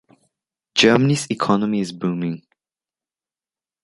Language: English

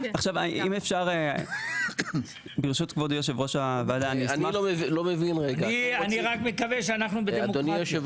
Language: Hebrew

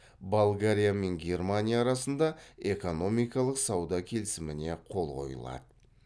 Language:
Kazakh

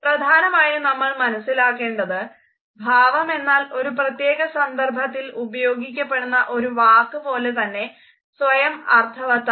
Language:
Malayalam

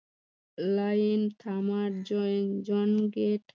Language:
Bangla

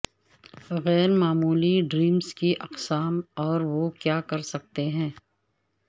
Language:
Urdu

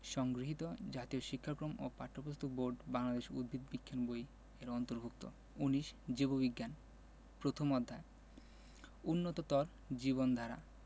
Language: Bangla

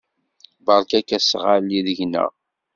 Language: Kabyle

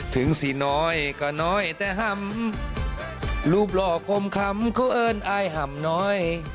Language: Thai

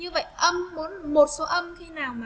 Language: Vietnamese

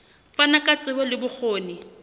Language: Southern Sotho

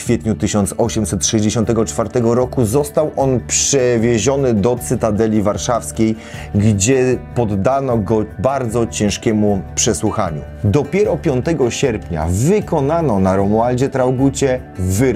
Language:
Polish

